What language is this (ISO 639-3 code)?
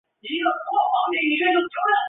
zho